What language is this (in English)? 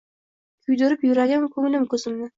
Uzbek